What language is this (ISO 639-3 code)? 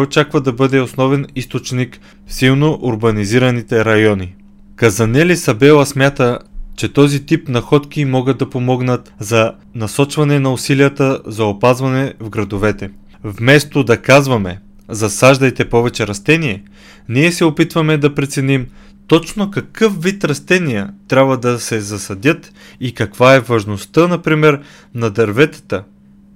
bul